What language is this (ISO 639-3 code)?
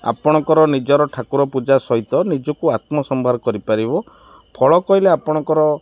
ori